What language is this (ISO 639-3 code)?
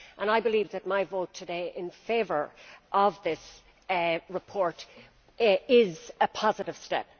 eng